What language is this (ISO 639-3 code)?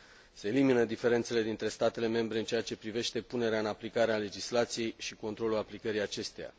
ron